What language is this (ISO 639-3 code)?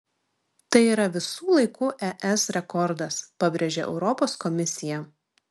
lit